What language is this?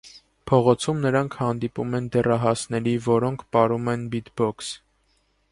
Armenian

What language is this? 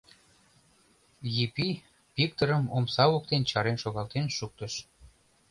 Mari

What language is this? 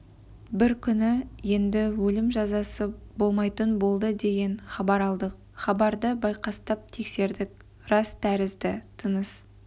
Kazakh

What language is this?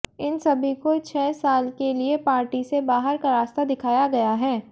Hindi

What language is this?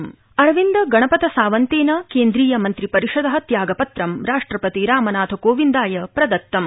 Sanskrit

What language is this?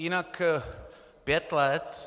Czech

